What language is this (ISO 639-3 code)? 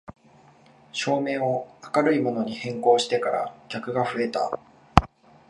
jpn